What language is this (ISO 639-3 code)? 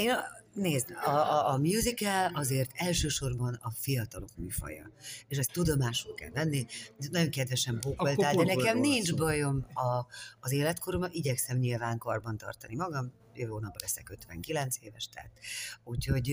hun